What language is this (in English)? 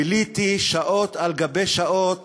Hebrew